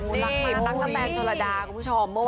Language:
Thai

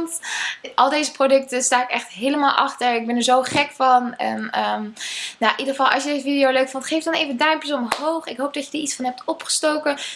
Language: Dutch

